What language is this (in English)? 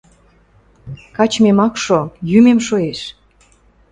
Western Mari